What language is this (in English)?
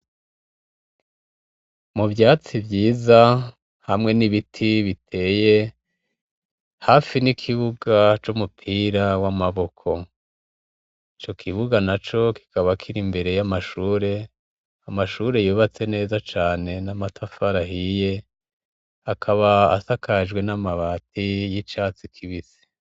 Rundi